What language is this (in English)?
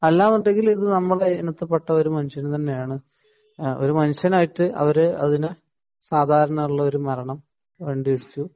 Malayalam